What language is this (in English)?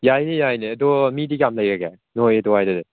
Manipuri